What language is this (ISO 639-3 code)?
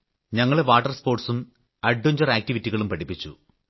mal